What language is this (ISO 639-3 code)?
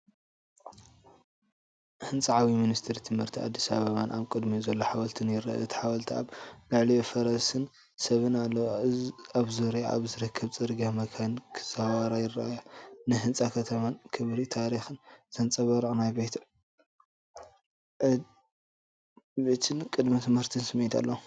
tir